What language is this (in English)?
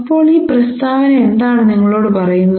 Malayalam